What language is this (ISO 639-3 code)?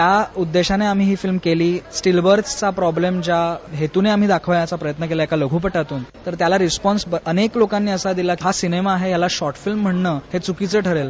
mar